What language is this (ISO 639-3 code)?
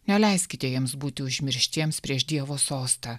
lit